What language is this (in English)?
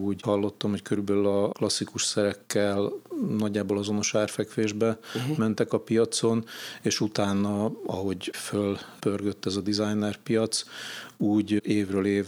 Hungarian